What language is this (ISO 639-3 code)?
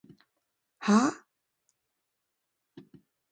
jpn